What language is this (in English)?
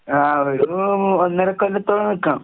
Malayalam